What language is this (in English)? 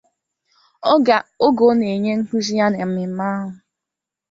Igbo